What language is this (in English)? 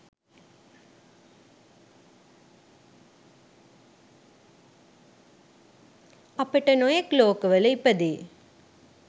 Sinhala